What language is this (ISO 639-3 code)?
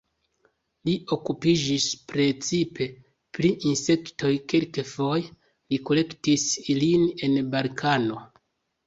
epo